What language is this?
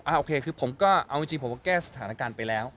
Thai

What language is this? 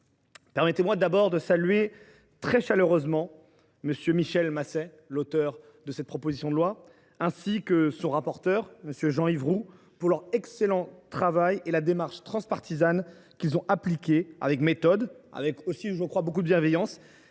French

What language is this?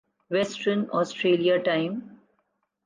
Urdu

